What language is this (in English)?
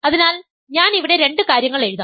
Malayalam